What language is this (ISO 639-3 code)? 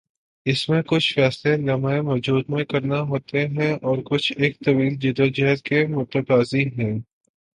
urd